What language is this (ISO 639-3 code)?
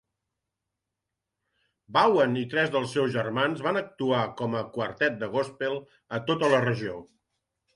cat